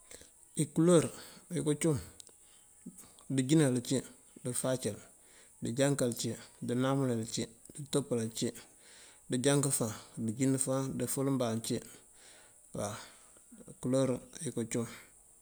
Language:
Mandjak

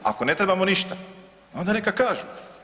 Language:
Croatian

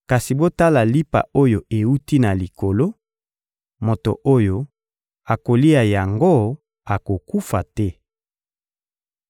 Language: Lingala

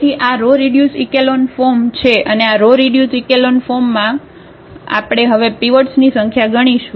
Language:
Gujarati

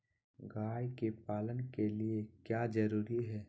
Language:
Magahi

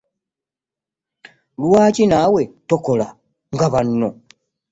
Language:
Ganda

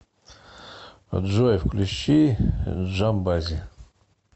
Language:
Russian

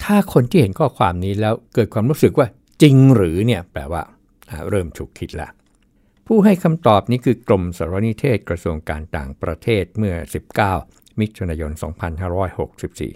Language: Thai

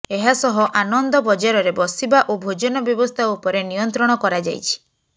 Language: Odia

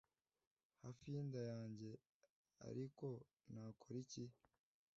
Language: Kinyarwanda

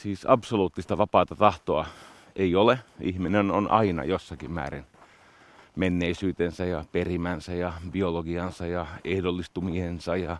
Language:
Finnish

